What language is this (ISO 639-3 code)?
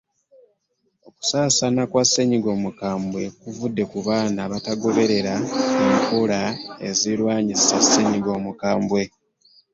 lug